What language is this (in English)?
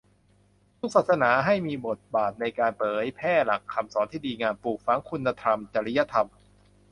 Thai